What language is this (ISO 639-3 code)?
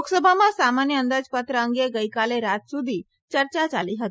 guj